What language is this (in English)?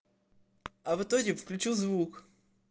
Russian